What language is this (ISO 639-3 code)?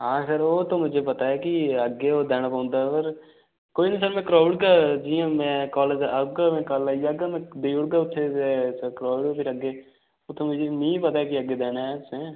doi